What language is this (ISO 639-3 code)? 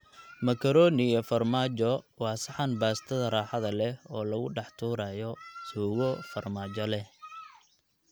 som